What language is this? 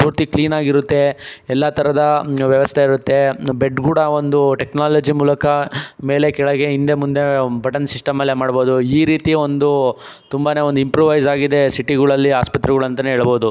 Kannada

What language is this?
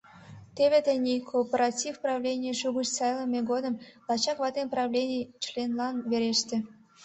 Mari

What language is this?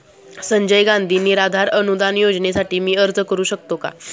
Marathi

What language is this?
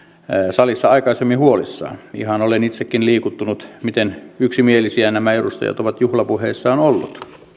Finnish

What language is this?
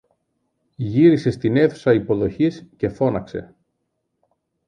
Greek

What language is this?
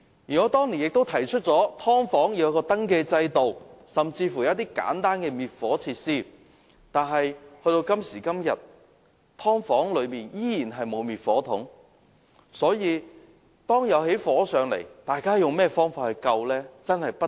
Cantonese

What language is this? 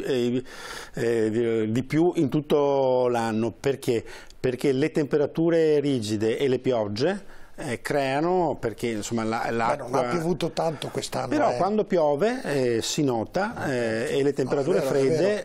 Italian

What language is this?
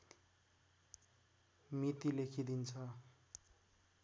Nepali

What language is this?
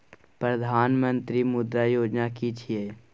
Maithili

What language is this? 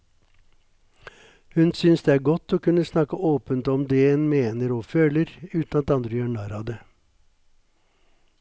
Norwegian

